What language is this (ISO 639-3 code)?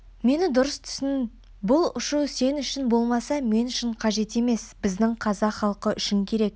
kaz